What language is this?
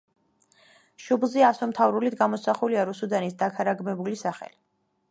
Georgian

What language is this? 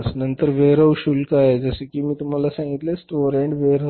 Marathi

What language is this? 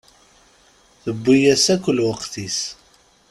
Kabyle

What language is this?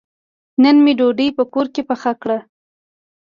Pashto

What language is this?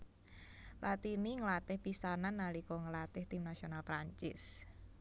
Javanese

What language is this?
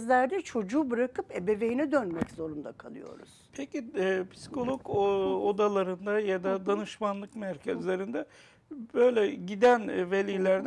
Turkish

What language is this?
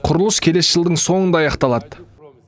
Kazakh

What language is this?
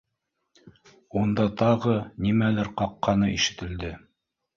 Bashkir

